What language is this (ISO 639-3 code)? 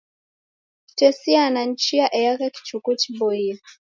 dav